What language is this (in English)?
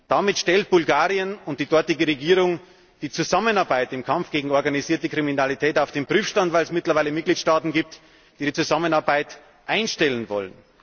German